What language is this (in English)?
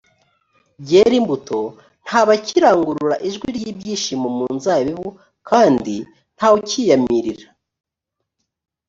Kinyarwanda